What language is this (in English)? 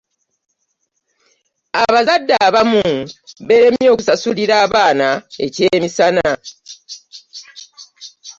Ganda